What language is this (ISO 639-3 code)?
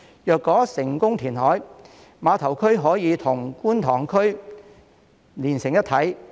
yue